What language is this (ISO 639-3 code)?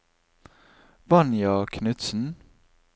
nor